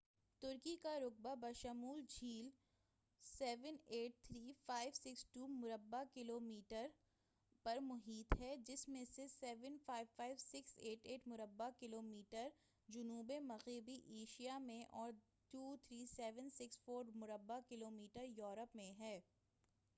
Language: Urdu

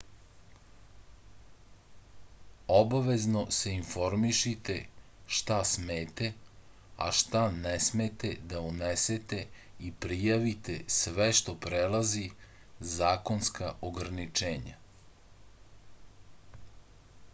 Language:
Serbian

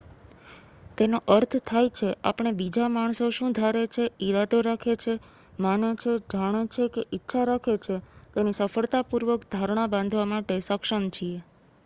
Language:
Gujarati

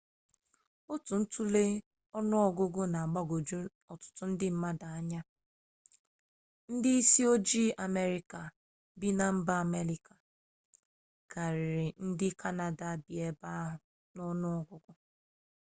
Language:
Igbo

